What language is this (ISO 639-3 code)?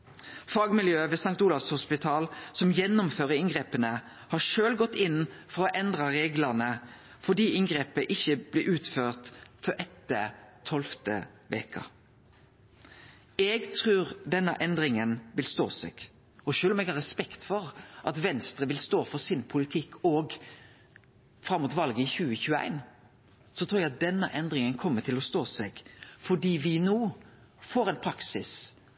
nno